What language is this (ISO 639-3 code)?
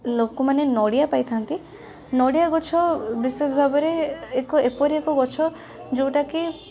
ori